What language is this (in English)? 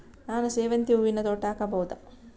Kannada